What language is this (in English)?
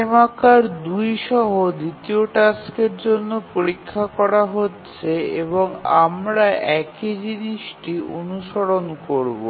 Bangla